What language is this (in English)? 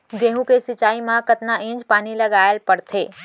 Chhattisgarhi